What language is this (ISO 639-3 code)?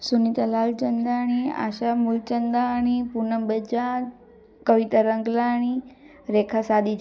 snd